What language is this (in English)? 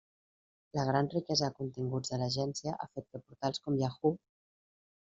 Catalan